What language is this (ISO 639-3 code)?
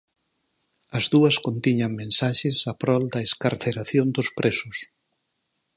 glg